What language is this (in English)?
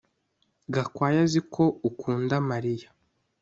Kinyarwanda